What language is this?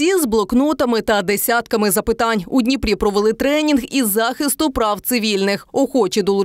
Ukrainian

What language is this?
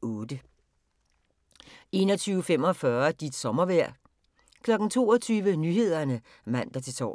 Danish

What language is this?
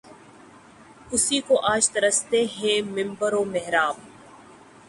Urdu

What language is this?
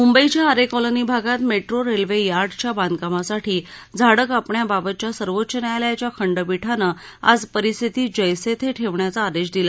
Marathi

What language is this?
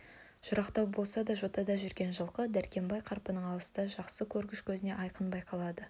Kazakh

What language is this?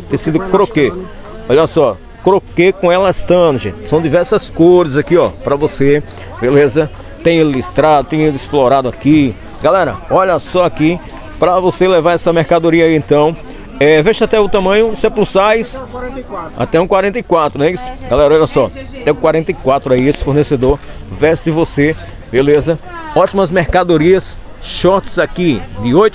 Portuguese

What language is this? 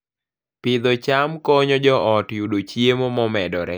Luo (Kenya and Tanzania)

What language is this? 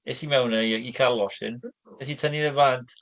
Welsh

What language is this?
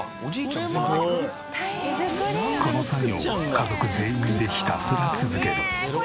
Japanese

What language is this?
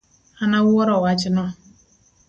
Luo (Kenya and Tanzania)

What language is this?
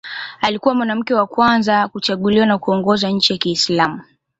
Swahili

